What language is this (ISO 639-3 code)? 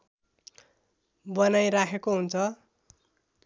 nep